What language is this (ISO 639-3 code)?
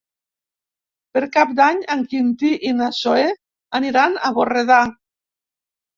cat